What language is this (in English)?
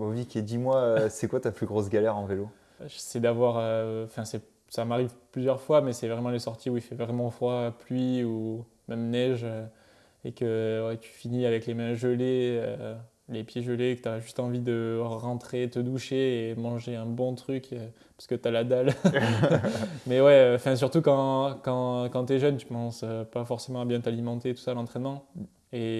French